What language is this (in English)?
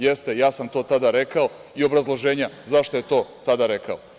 Serbian